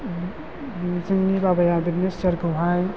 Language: Bodo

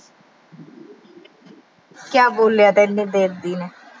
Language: Punjabi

